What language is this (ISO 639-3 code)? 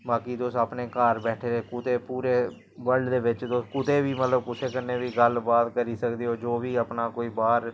doi